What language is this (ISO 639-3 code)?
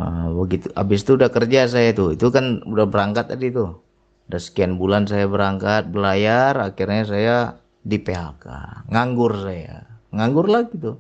ind